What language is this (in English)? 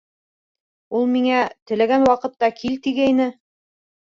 Bashkir